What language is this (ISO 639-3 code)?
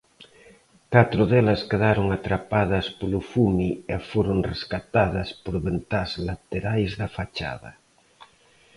glg